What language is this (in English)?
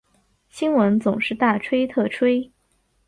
Chinese